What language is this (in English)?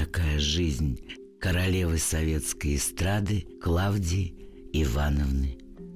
Russian